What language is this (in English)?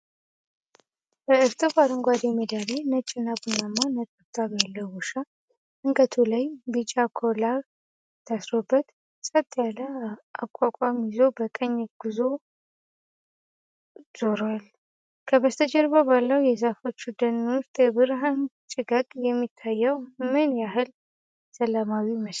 Amharic